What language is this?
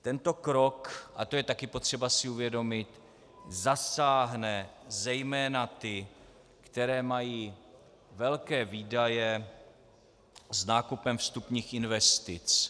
Czech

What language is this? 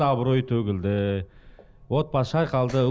Kazakh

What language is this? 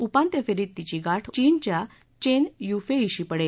Marathi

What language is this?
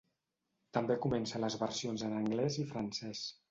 Catalan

